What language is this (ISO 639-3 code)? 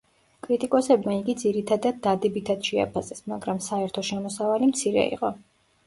kat